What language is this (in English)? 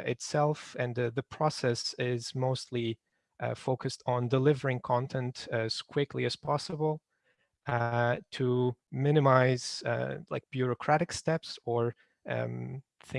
English